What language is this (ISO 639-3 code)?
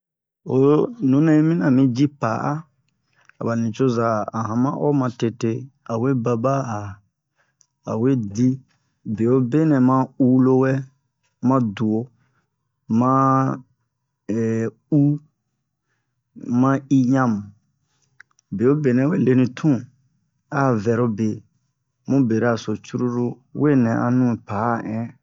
bmq